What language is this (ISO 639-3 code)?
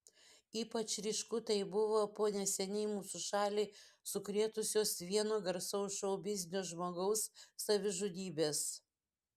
lit